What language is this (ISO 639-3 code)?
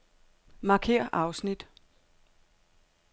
dan